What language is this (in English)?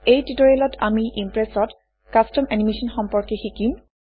Assamese